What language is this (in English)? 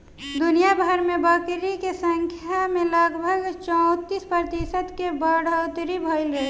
Bhojpuri